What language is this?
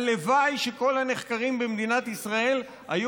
Hebrew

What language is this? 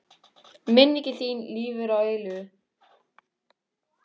Icelandic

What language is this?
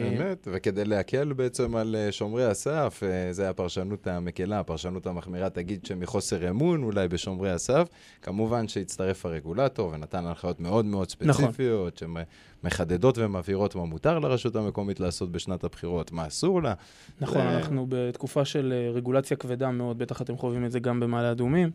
Hebrew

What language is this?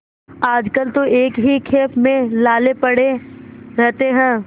Hindi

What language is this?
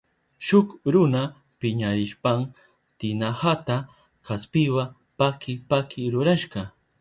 Southern Pastaza Quechua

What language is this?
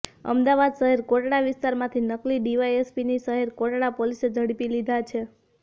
Gujarati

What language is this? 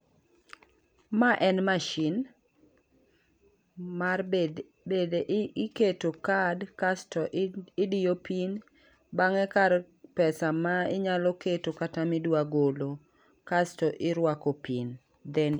Luo (Kenya and Tanzania)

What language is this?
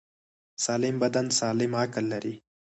Pashto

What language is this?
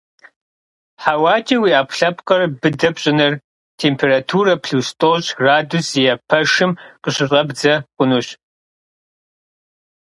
Kabardian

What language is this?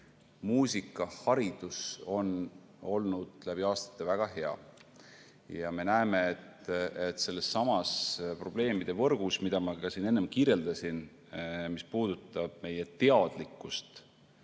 Estonian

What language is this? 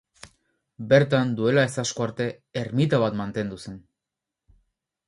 Basque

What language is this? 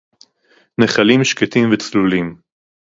Hebrew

